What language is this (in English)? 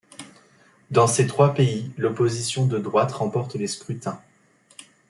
French